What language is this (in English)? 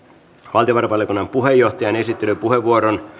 Finnish